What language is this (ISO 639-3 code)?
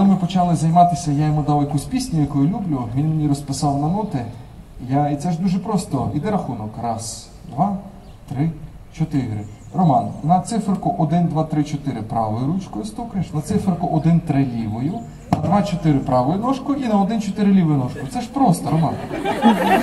ukr